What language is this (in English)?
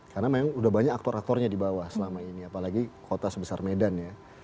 Indonesian